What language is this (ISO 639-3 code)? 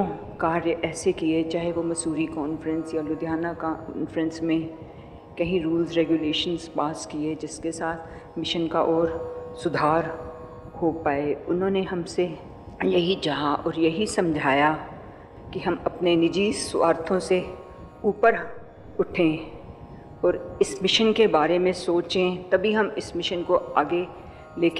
hin